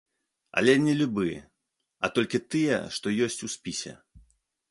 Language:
Belarusian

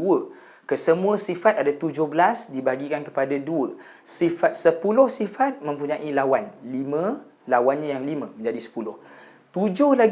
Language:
Malay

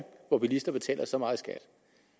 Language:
Danish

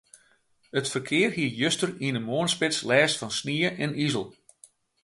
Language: Western Frisian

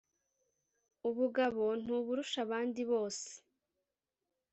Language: Kinyarwanda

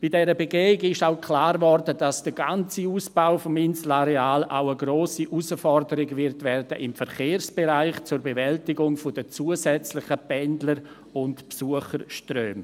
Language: Swiss German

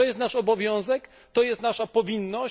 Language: Polish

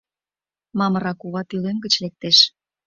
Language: Mari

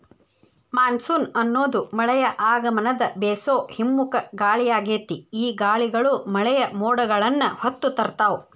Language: Kannada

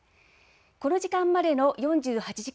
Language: Japanese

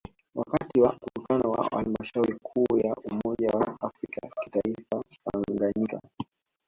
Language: Swahili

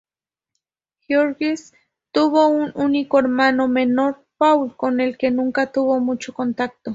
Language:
Spanish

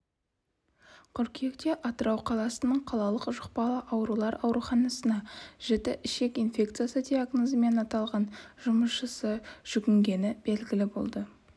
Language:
Kazakh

